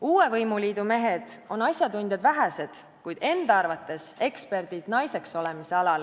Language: Estonian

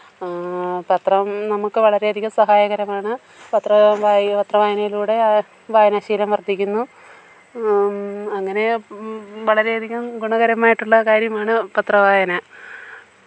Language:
Malayalam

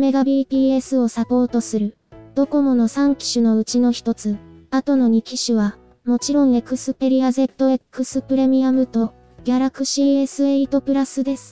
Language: Japanese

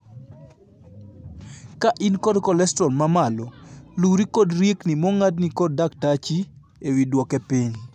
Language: Luo (Kenya and Tanzania)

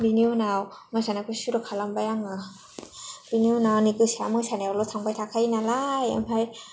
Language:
Bodo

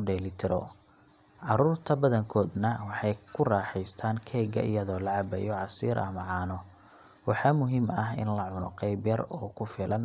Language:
Somali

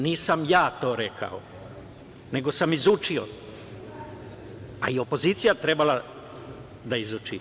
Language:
Serbian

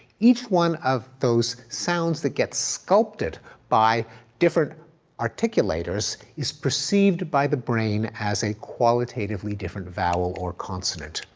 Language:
English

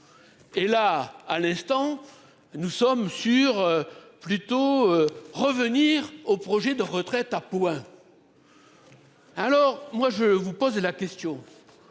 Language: French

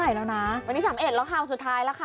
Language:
Thai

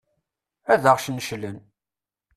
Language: Kabyle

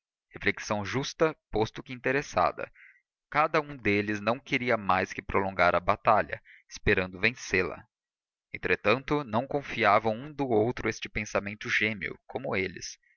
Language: Portuguese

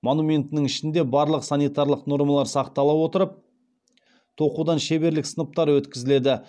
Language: Kazakh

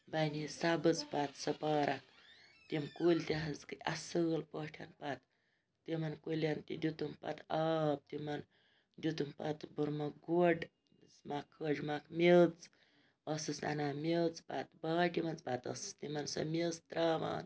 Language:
Kashmiri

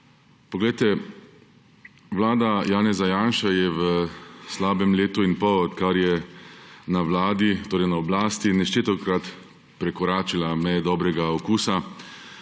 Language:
Slovenian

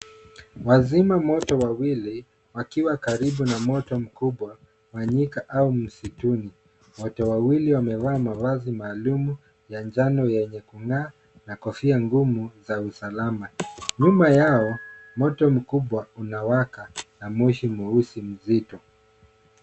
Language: Swahili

